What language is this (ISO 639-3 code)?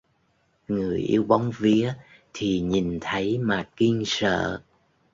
vie